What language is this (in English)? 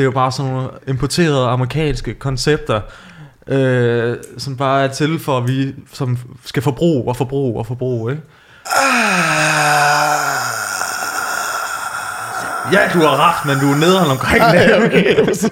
Danish